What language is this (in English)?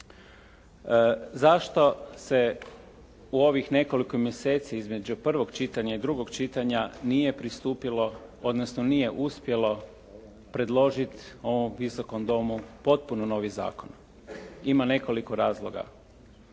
Croatian